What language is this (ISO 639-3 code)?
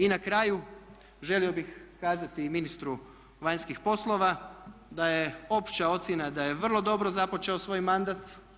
hrv